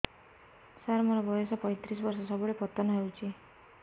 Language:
Odia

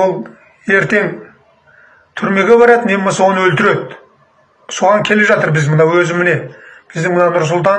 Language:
Kazakh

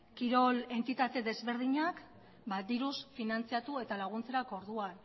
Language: Basque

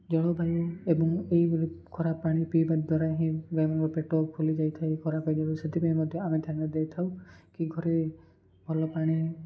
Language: Odia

